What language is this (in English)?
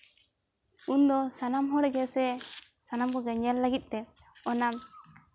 Santali